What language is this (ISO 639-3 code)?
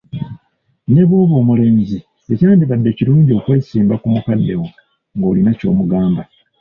lug